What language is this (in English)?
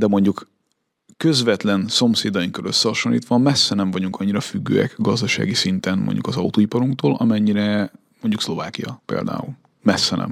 Hungarian